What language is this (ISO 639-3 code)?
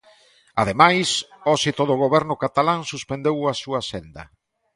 glg